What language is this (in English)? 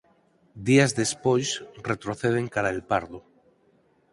Galician